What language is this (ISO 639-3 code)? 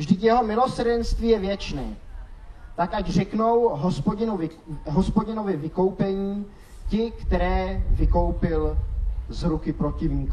ces